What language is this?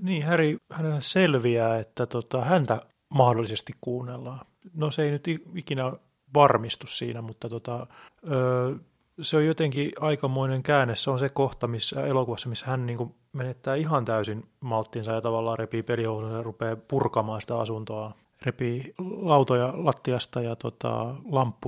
Finnish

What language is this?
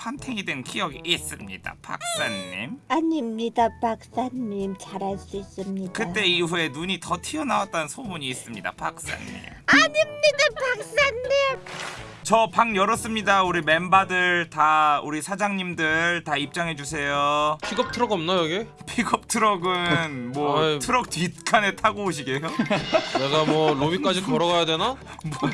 Korean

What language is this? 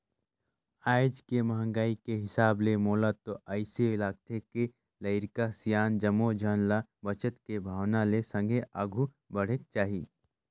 Chhattisgarhi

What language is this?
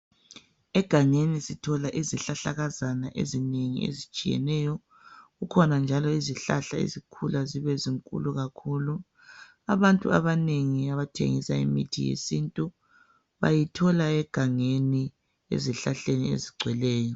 North Ndebele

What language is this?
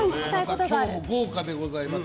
Japanese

